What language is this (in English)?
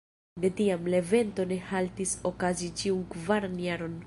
Esperanto